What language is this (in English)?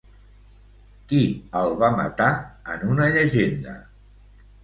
Catalan